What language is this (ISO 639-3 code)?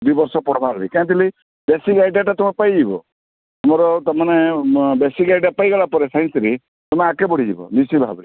ori